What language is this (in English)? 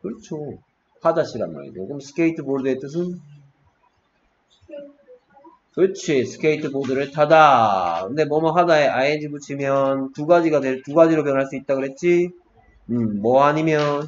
Korean